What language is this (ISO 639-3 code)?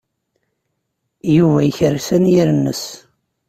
kab